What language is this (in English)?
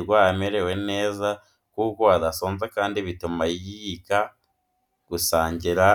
Kinyarwanda